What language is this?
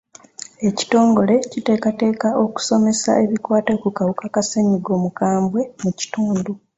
Ganda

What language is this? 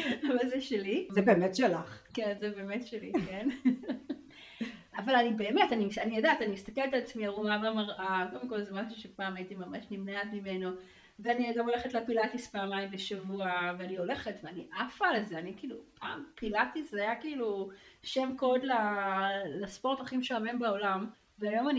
Hebrew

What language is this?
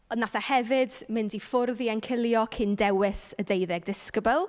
Welsh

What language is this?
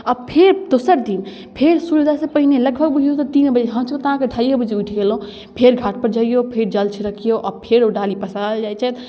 Maithili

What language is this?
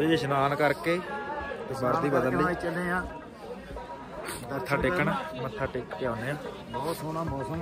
Punjabi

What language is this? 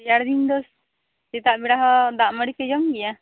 Santali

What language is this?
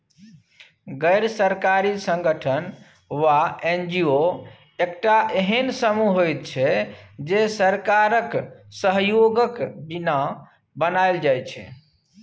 Maithili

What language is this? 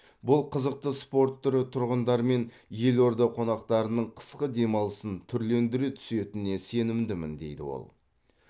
Kazakh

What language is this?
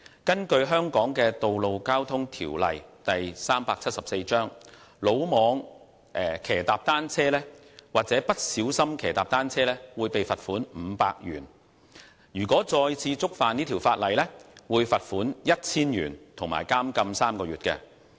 Cantonese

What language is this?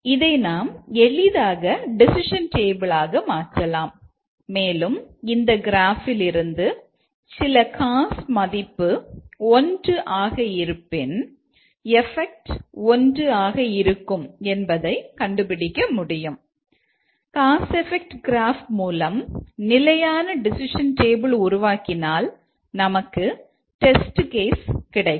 Tamil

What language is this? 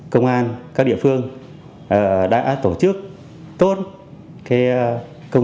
Vietnamese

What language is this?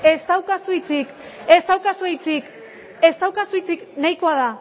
Basque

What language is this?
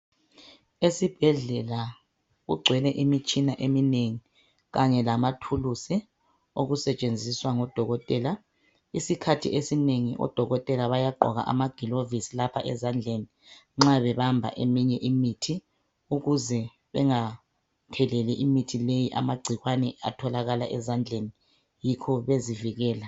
North Ndebele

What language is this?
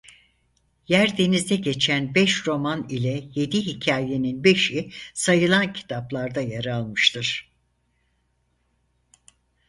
Turkish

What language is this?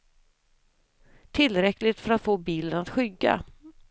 Swedish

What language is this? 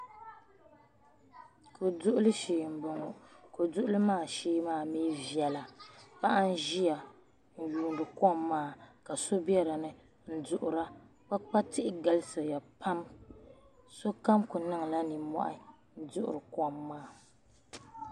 Dagbani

